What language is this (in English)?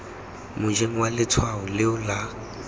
Tswana